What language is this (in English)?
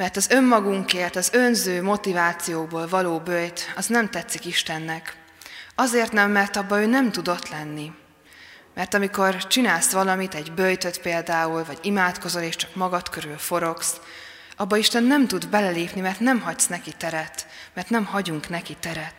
Hungarian